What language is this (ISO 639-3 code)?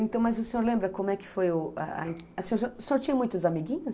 por